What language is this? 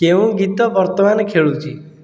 Odia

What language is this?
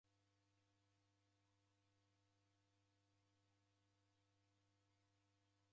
Taita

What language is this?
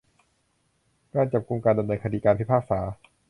Thai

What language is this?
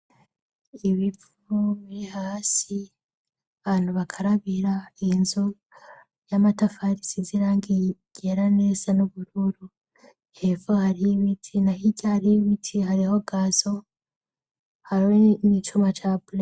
Rundi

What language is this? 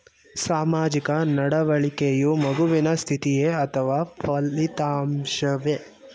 Kannada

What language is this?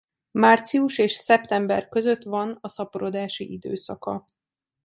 Hungarian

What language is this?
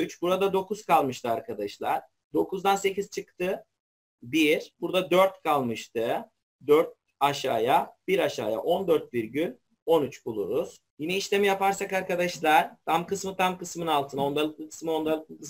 Turkish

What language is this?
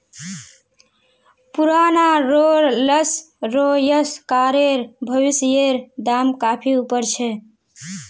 Magahi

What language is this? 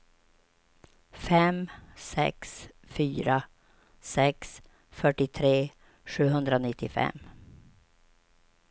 Swedish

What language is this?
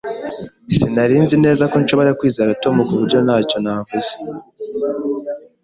Kinyarwanda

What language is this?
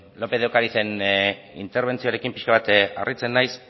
Basque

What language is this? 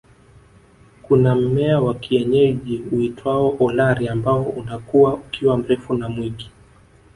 Swahili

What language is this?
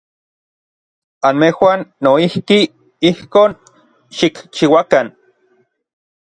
Orizaba Nahuatl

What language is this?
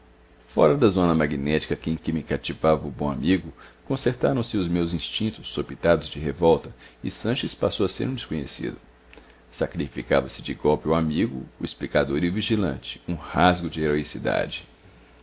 Portuguese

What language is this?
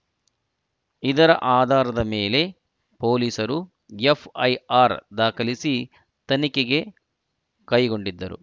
Kannada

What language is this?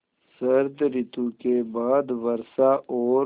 Hindi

